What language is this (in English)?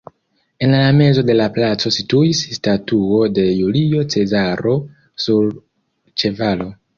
Esperanto